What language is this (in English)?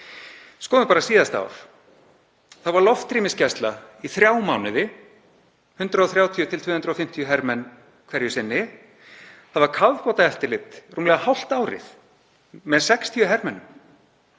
Icelandic